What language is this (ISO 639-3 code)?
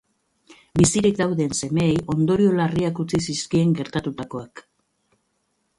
eus